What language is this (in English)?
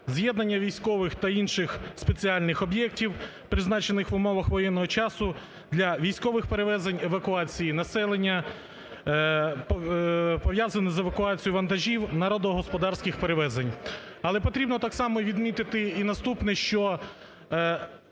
Ukrainian